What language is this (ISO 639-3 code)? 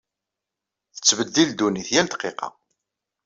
kab